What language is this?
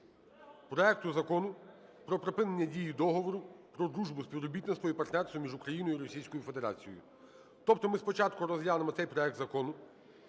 Ukrainian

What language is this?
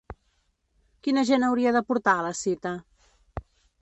Catalan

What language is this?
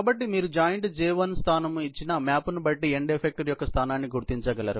Telugu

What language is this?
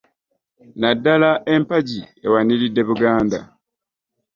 Ganda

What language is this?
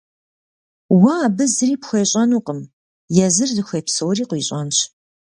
Kabardian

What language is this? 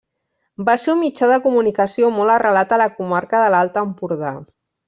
Catalan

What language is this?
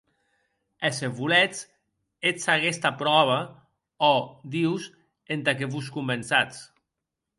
Occitan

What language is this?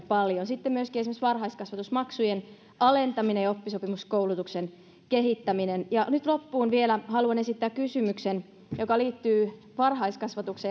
Finnish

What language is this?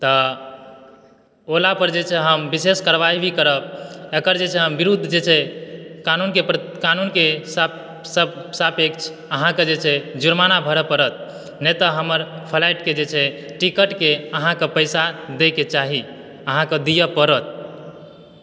Maithili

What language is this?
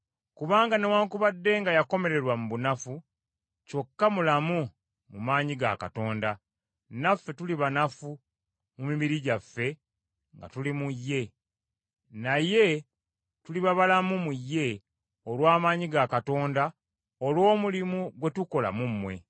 Ganda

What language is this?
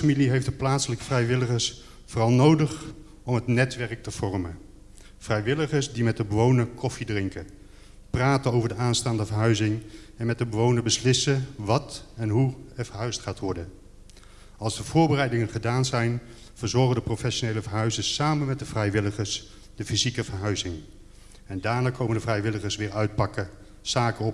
Dutch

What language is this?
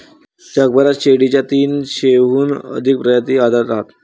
Marathi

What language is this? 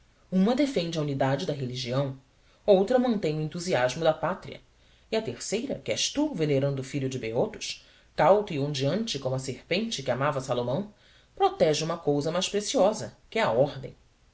Portuguese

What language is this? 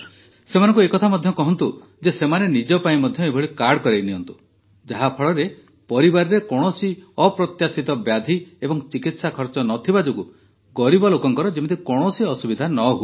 Odia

